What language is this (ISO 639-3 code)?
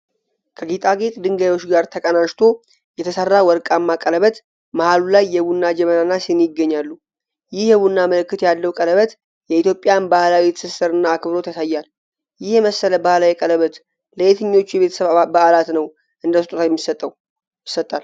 amh